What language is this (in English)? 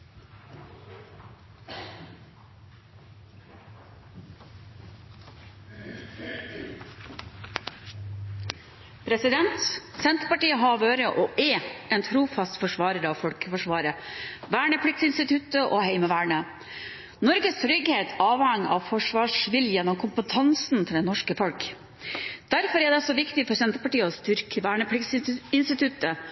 Norwegian Bokmål